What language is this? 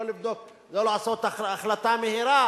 Hebrew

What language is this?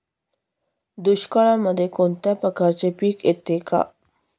Marathi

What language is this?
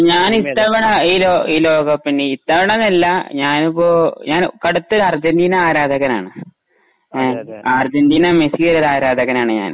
Malayalam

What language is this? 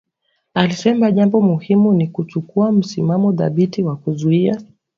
Swahili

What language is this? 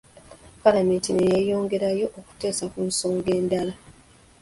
Ganda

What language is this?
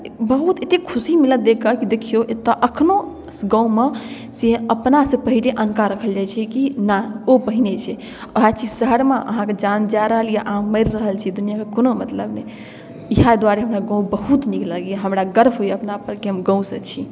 Maithili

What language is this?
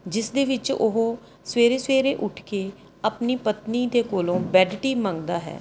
Punjabi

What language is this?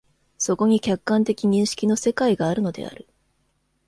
Japanese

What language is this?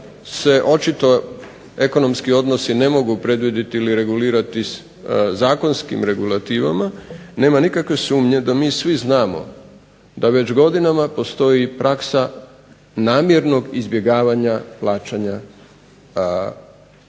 Croatian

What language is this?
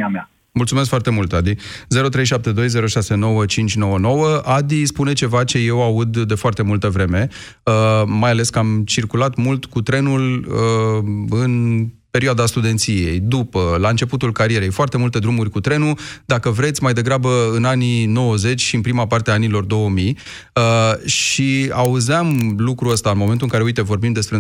Romanian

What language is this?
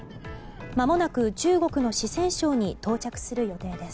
Japanese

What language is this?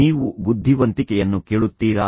Kannada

